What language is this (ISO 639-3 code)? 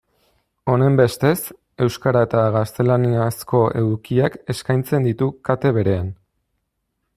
eus